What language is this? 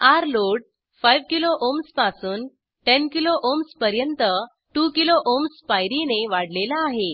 Marathi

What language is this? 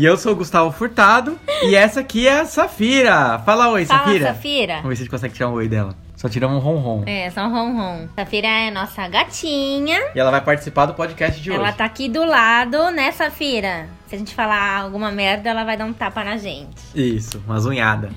Portuguese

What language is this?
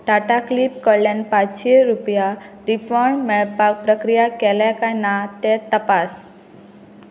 Konkani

